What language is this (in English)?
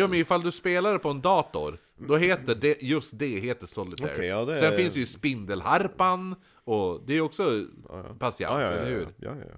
Swedish